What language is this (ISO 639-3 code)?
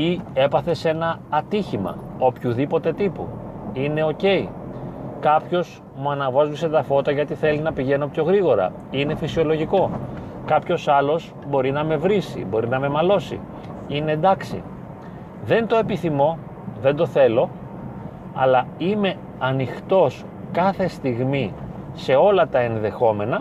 ell